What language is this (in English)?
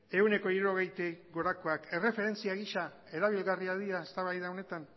Basque